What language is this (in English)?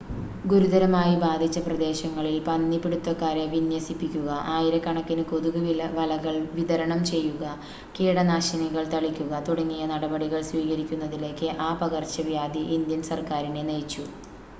Malayalam